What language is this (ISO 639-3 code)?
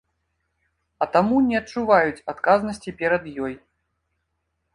bel